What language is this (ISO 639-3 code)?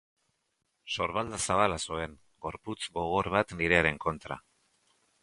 eus